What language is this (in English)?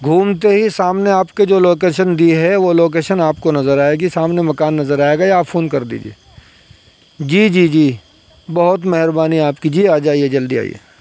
Urdu